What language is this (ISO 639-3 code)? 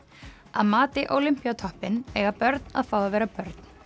isl